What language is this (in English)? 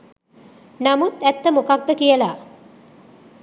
Sinhala